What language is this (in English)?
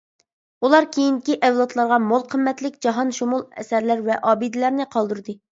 Uyghur